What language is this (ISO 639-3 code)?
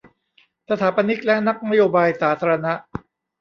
tha